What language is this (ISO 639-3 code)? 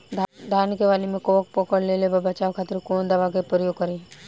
bho